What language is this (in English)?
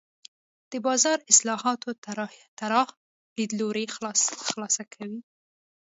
Pashto